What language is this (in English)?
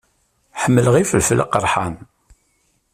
Kabyle